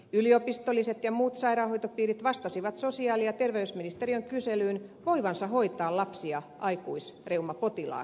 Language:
Finnish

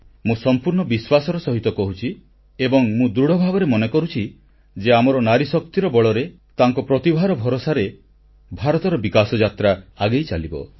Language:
Odia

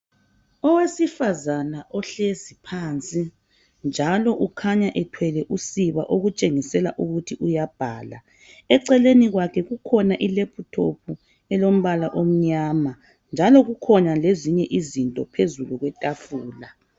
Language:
North Ndebele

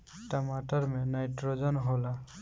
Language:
Bhojpuri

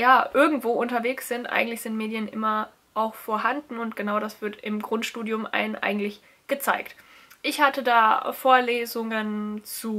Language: German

